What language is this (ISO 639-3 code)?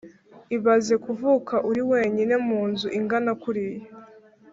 kin